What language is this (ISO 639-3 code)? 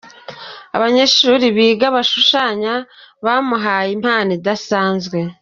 kin